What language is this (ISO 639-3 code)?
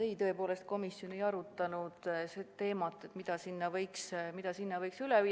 est